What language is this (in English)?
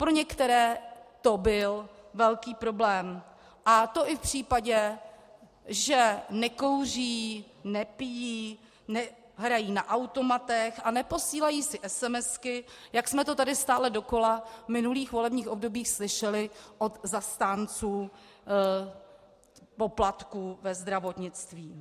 Czech